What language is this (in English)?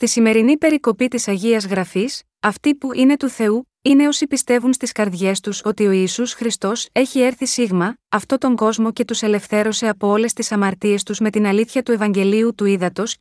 Greek